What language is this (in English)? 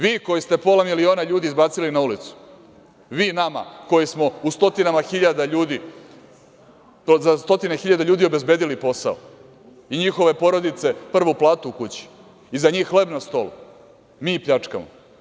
Serbian